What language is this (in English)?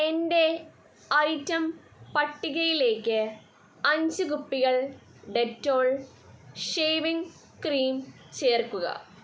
Malayalam